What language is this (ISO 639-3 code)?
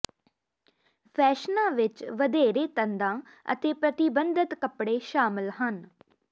pan